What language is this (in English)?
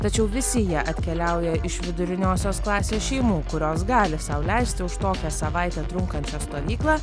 Lithuanian